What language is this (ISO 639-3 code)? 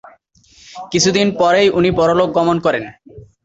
ben